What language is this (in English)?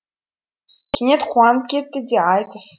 Kazakh